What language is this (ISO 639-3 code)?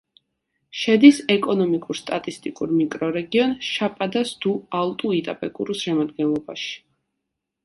kat